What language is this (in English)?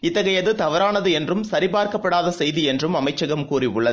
Tamil